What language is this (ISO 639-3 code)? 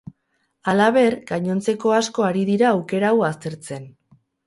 eus